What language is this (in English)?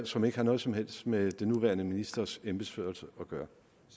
Danish